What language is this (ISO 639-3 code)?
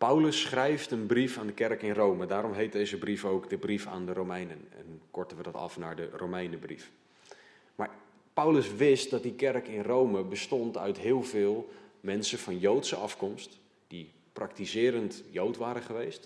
nld